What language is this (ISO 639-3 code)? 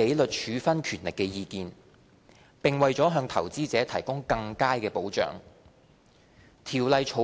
yue